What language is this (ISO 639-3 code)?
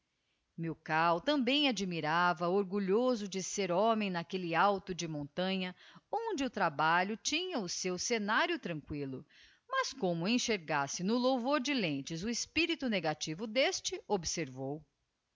por